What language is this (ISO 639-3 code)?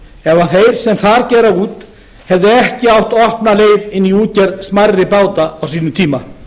isl